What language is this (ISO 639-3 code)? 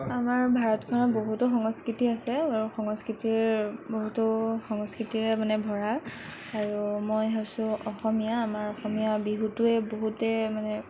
asm